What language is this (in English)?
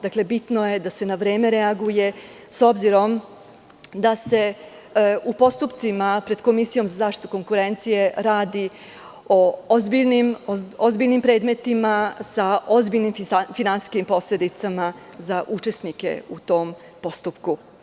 Serbian